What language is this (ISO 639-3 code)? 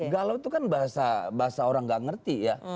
ind